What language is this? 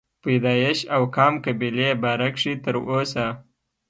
Pashto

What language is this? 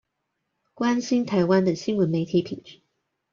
Chinese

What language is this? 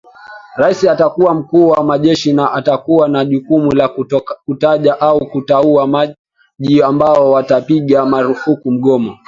Swahili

